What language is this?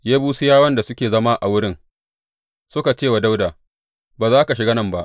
Hausa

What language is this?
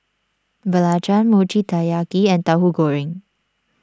English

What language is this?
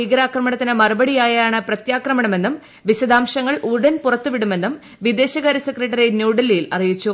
Malayalam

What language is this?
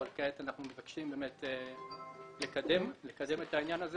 Hebrew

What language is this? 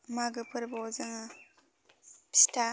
Bodo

